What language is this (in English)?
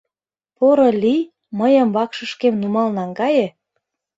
Mari